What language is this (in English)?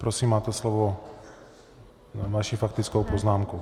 Czech